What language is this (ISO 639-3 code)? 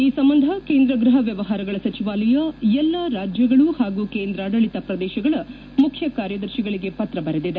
kan